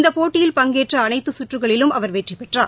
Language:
Tamil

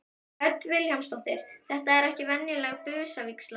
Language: Icelandic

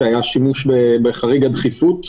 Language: Hebrew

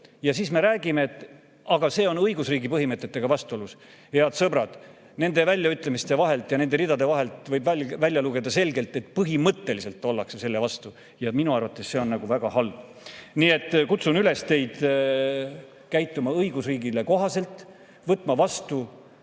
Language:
Estonian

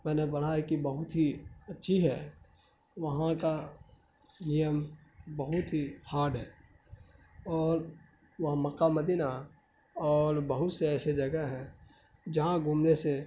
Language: Urdu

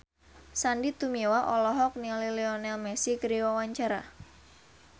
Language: Sundanese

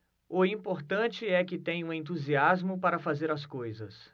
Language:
Portuguese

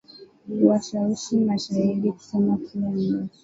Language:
Swahili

